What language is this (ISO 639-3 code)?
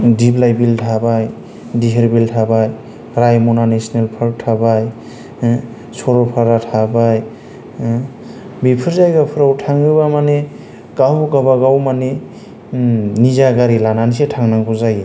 brx